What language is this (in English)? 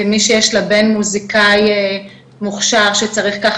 Hebrew